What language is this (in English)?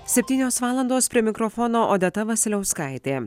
Lithuanian